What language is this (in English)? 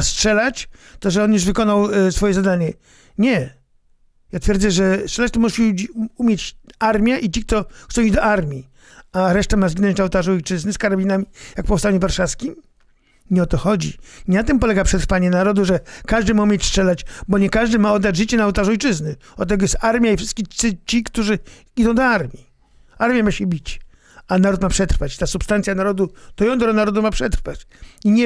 Polish